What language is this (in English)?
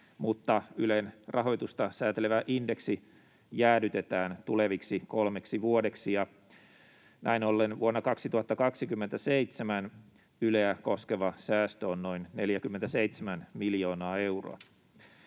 Finnish